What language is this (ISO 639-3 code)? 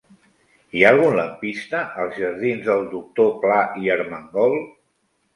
cat